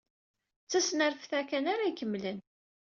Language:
Kabyle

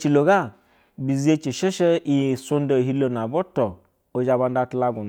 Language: Basa (Nigeria)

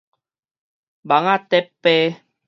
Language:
Min Nan Chinese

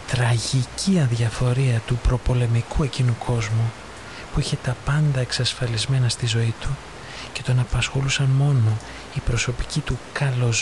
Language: Greek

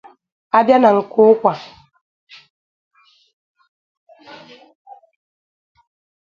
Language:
Igbo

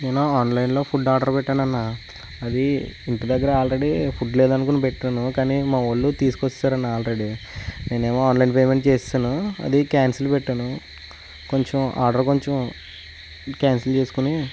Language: Telugu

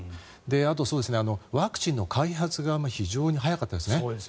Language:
Japanese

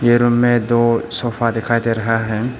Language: Hindi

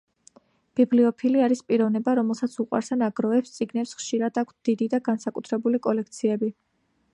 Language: Georgian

